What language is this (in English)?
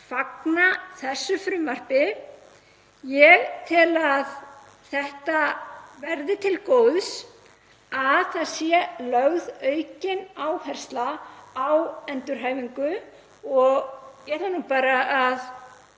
Icelandic